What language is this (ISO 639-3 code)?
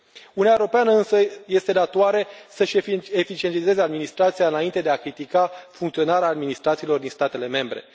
ron